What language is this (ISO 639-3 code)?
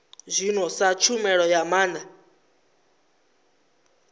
ven